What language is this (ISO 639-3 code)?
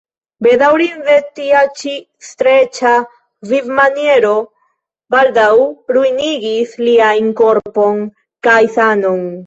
epo